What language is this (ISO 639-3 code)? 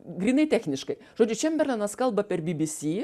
lit